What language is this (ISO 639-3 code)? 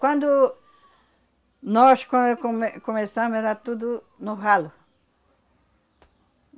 por